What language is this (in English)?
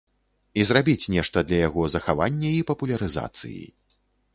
Belarusian